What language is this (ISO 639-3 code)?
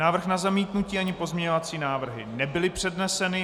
ces